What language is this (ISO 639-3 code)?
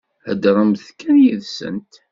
kab